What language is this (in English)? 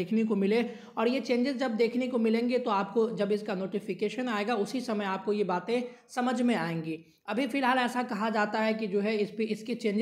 Hindi